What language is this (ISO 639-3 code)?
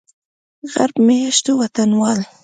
pus